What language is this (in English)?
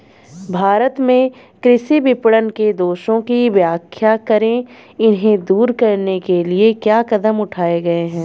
Hindi